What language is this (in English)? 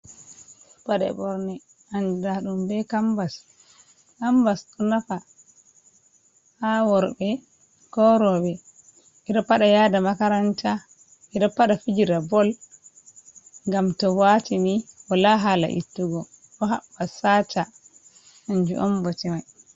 Fula